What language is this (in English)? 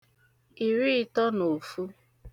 Igbo